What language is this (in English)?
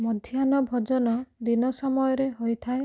Odia